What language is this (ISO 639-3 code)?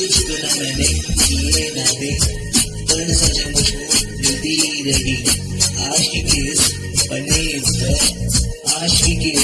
hin